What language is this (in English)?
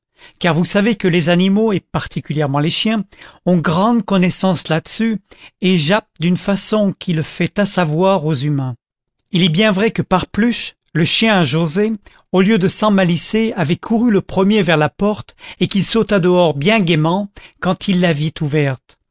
French